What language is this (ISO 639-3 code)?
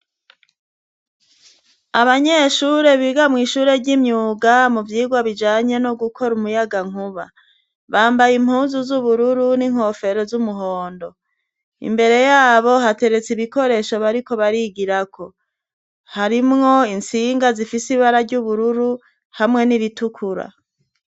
run